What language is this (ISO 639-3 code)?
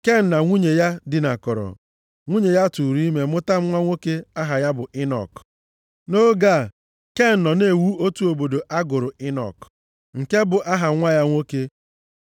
ibo